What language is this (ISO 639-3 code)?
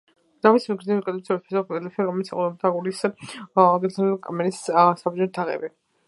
kat